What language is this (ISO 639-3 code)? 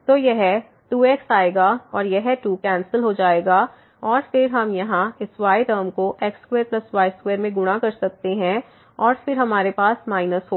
hin